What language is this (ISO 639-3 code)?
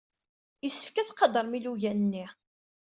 kab